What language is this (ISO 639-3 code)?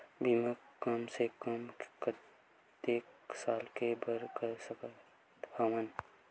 hne